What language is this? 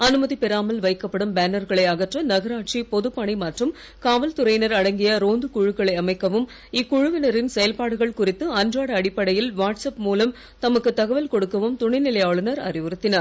Tamil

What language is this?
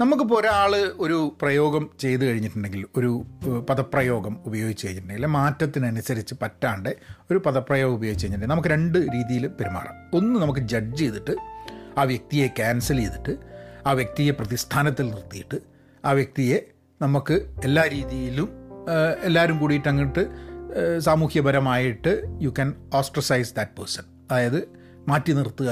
Malayalam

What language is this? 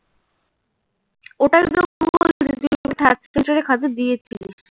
Bangla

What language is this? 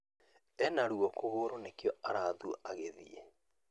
Kikuyu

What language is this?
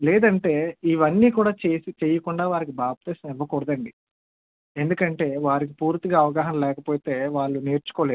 Telugu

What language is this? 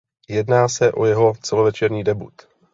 Czech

